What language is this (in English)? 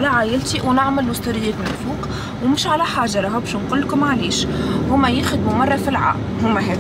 Arabic